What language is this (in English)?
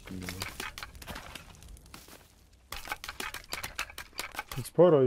Polish